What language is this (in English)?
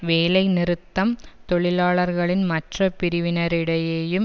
Tamil